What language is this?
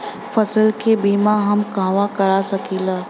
Bhojpuri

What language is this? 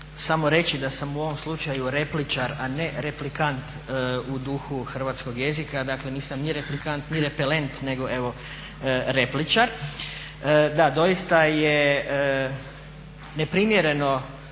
Croatian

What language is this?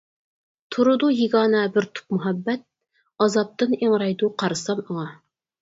Uyghur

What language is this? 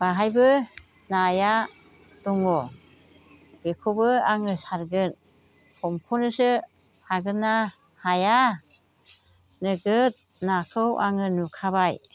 Bodo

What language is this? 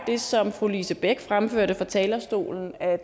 Danish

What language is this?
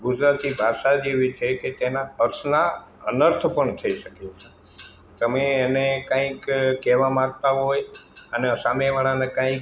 Gujarati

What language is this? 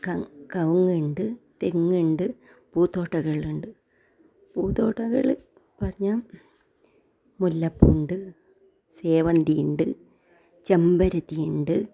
Malayalam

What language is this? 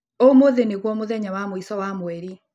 Kikuyu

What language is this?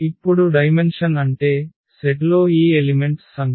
Telugu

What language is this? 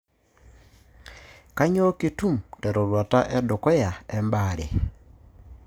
Masai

